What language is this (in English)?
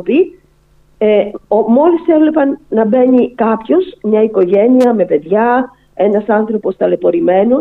Greek